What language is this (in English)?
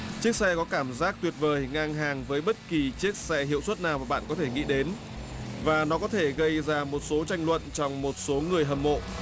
Vietnamese